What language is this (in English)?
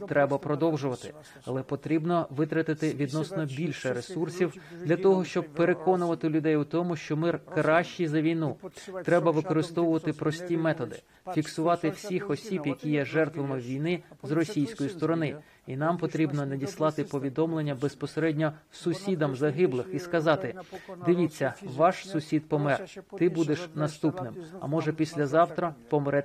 Ukrainian